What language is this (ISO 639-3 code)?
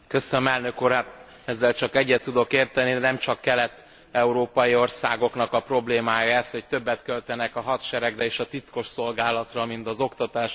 hun